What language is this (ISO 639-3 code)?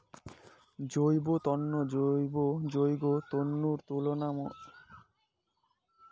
ben